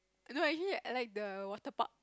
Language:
English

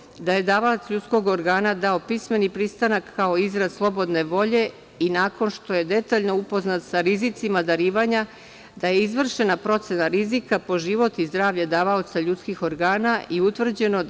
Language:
Serbian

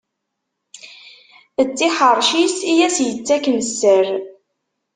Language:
Kabyle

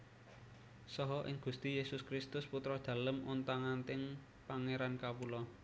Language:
Javanese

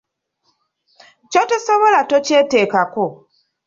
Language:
Ganda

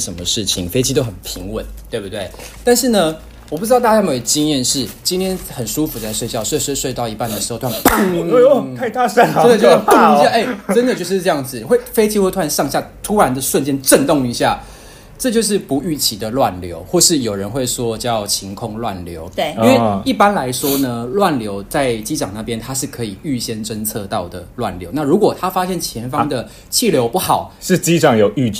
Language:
Chinese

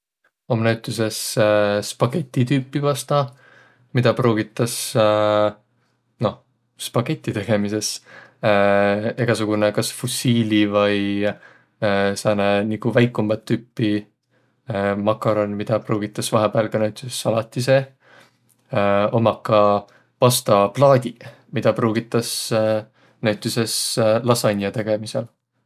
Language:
Võro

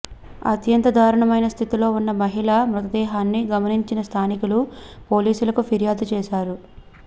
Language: Telugu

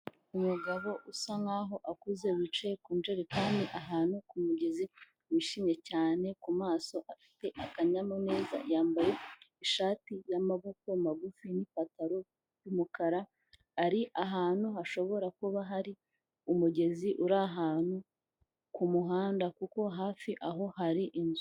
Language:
Kinyarwanda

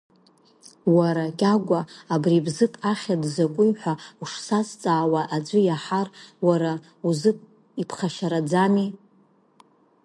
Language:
Abkhazian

